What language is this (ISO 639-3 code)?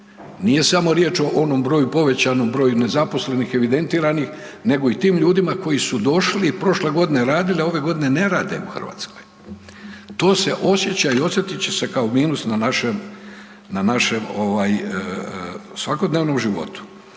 hrv